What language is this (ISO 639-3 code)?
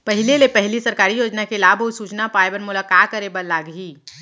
hne